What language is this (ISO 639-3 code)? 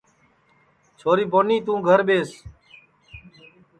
ssi